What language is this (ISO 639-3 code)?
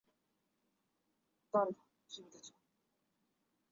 zho